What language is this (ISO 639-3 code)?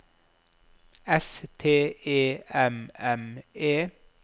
nor